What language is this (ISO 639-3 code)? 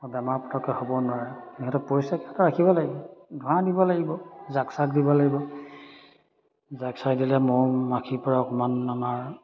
asm